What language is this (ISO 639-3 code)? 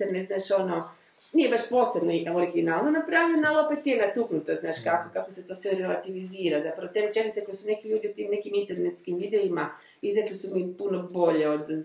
hrv